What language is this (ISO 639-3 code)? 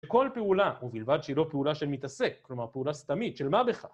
heb